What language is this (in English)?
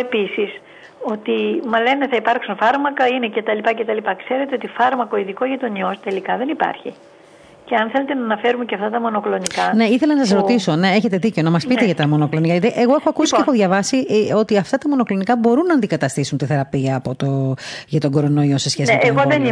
Greek